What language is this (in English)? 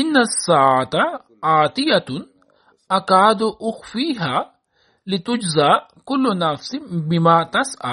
Swahili